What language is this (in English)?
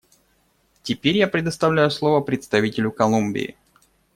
Russian